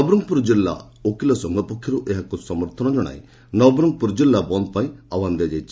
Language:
Odia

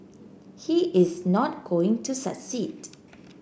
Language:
English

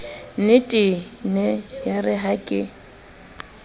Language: Southern Sotho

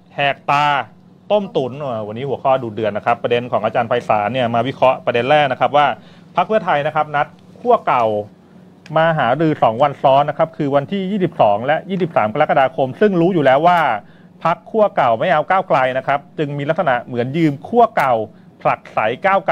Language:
Thai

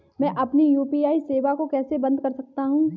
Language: Hindi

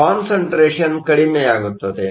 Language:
Kannada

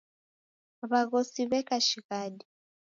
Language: Taita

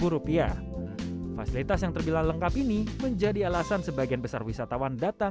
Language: Indonesian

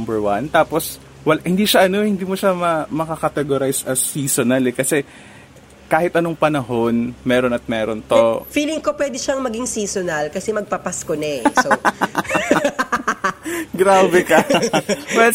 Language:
Filipino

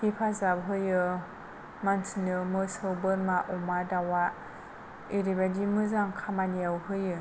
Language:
Bodo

